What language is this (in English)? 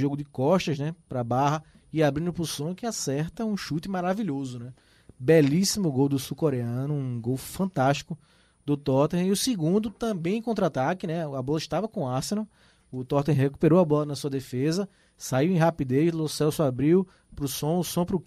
Portuguese